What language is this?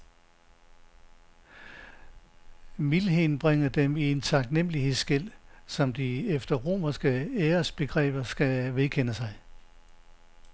Danish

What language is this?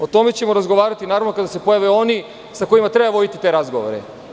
Serbian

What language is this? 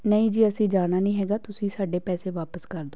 Punjabi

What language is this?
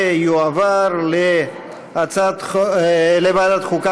Hebrew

